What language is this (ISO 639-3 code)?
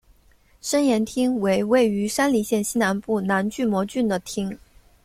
zho